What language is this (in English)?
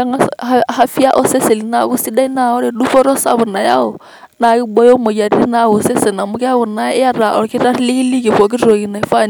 Masai